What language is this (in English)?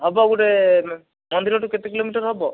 Odia